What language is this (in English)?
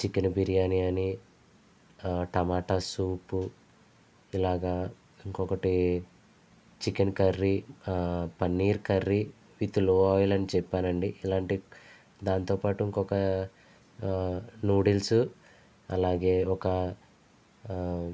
Telugu